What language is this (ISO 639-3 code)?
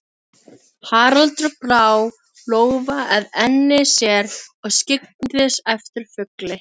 isl